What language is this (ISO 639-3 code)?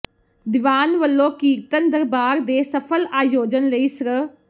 pan